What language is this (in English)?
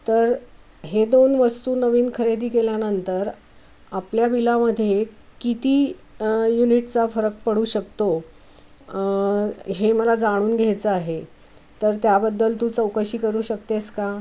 Marathi